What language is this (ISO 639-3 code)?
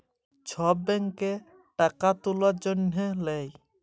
ben